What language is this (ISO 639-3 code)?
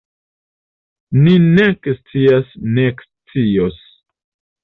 epo